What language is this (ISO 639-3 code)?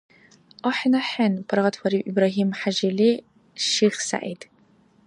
dar